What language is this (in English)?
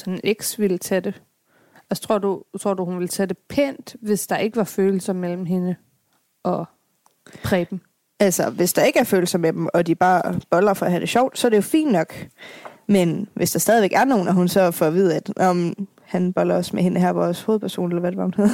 Danish